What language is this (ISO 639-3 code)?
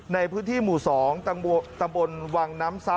tha